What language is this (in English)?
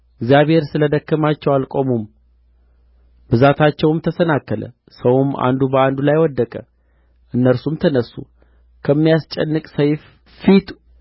Amharic